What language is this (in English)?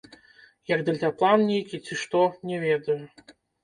Belarusian